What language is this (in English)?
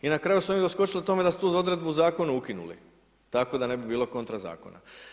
Croatian